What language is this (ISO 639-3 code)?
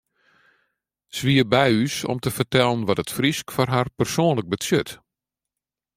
fry